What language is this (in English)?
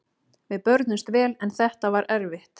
Icelandic